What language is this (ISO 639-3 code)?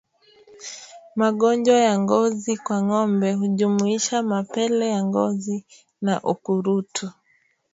swa